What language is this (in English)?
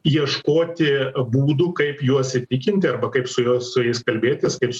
Lithuanian